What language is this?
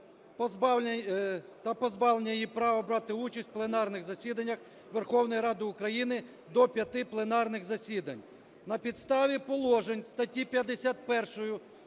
Ukrainian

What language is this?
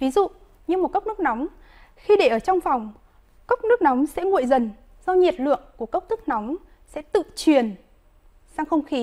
Vietnamese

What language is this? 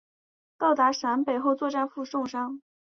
Chinese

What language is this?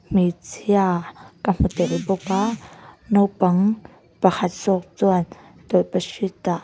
Mizo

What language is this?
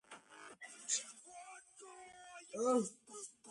Georgian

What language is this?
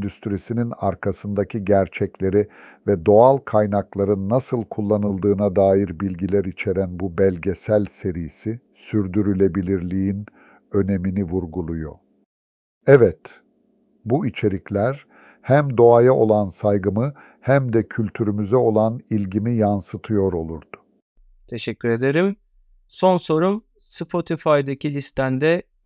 Turkish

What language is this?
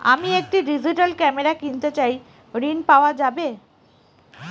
Bangla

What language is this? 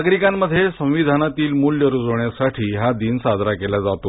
Marathi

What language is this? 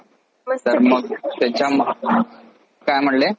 Marathi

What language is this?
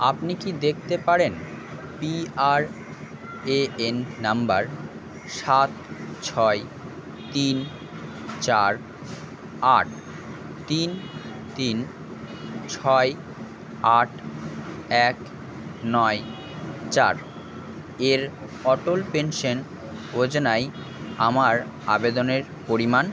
Bangla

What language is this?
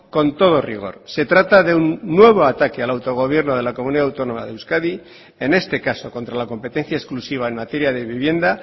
Spanish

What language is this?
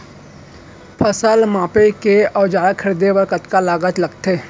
Chhattisgarhi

